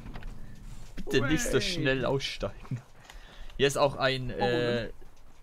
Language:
German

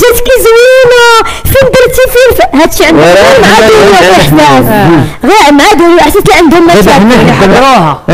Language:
Arabic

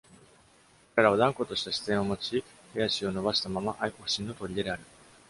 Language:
Japanese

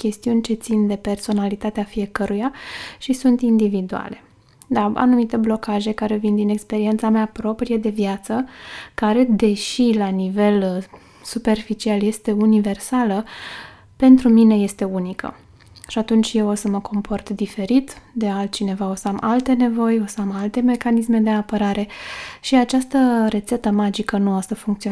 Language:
Romanian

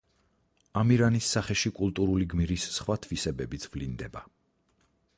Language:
Georgian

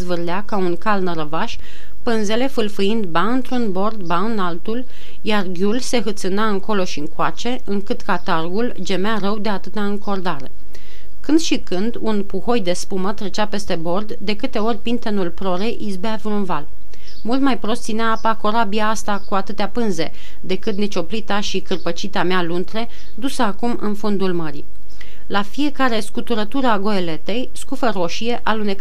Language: Romanian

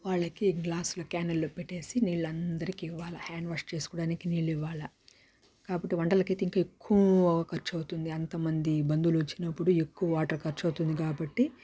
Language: Telugu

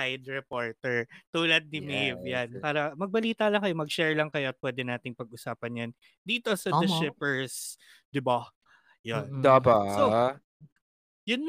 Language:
Filipino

